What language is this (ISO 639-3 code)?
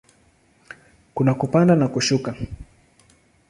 swa